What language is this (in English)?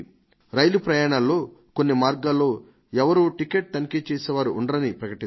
Telugu